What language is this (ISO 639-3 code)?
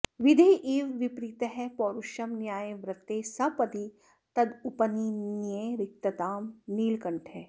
san